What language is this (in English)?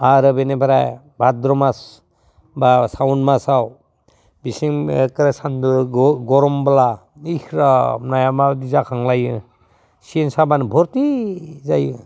Bodo